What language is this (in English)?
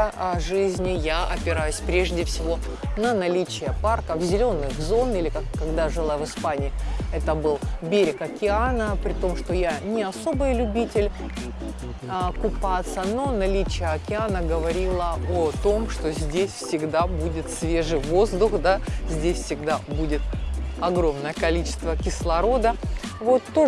Russian